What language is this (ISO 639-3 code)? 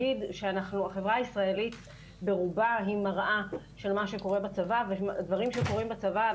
heb